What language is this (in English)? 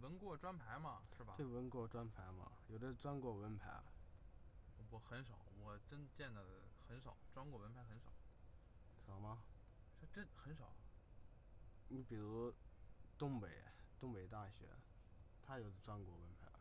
Chinese